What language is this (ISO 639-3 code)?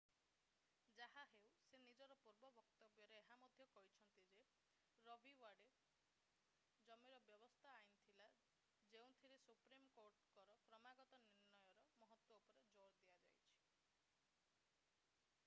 ori